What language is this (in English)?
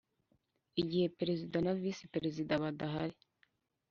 Kinyarwanda